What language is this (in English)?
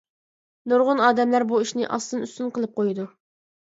Uyghur